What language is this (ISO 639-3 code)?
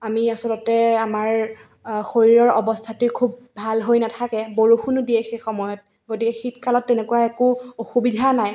asm